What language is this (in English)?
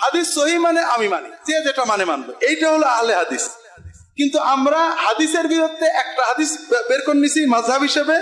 Turkish